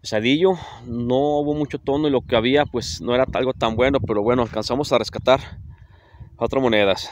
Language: Spanish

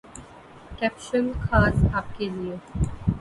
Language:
Urdu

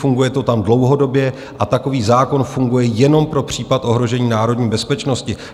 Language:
Czech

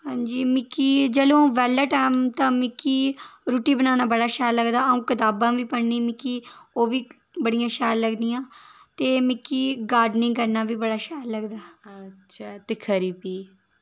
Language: Dogri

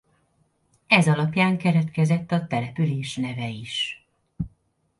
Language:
Hungarian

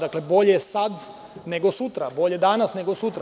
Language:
Serbian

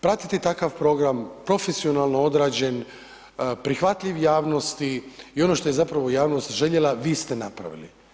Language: Croatian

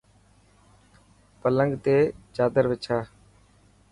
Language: Dhatki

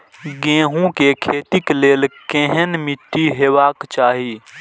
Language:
Maithili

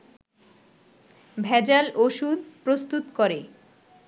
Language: Bangla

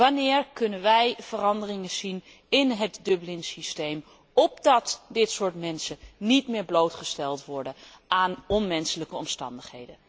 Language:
Dutch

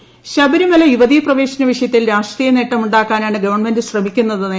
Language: Malayalam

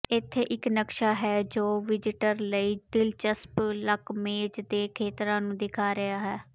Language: Punjabi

